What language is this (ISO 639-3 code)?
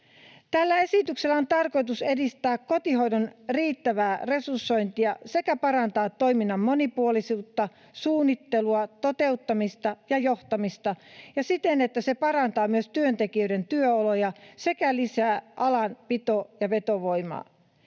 fin